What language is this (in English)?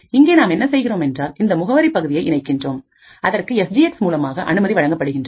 Tamil